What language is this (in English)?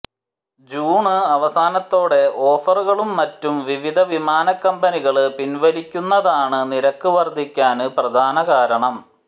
Malayalam